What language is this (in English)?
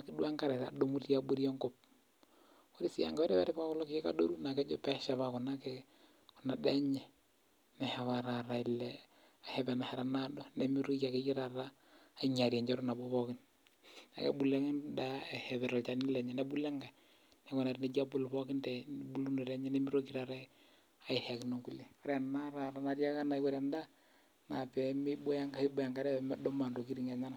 Masai